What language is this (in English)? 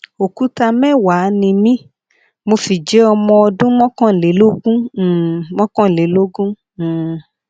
Yoruba